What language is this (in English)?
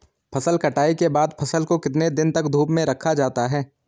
Hindi